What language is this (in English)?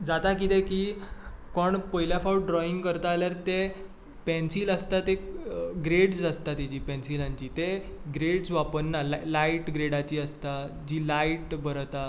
Konkani